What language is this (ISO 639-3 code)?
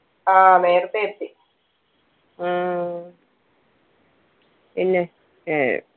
mal